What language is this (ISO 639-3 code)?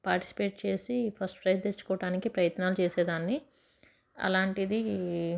tel